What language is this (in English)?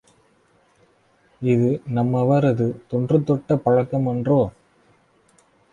Tamil